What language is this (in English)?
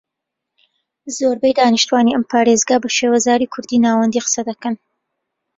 Central Kurdish